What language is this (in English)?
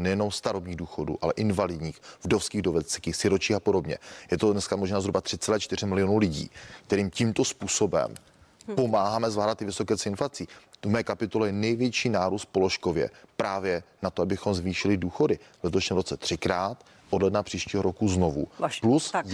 Czech